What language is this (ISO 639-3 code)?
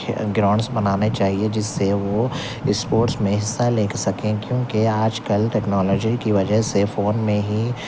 urd